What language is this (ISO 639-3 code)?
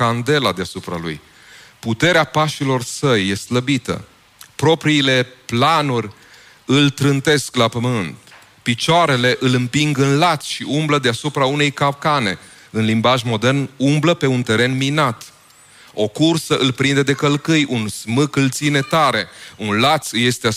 ron